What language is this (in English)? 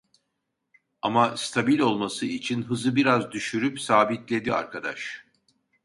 Turkish